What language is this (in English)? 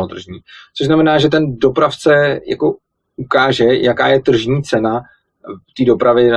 Czech